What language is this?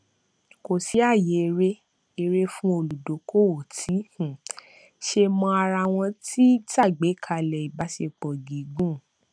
Yoruba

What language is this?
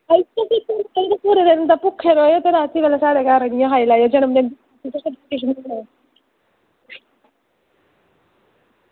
Dogri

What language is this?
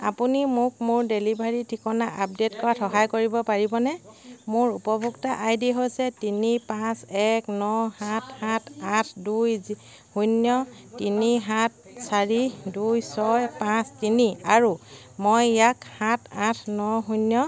Assamese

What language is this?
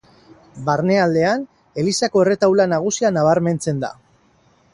Basque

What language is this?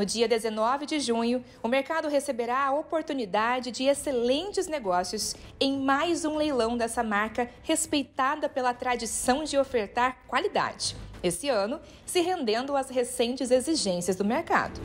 Portuguese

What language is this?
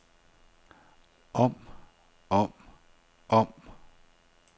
Danish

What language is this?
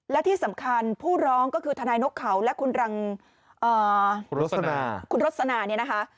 Thai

